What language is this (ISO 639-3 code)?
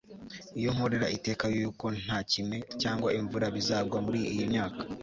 kin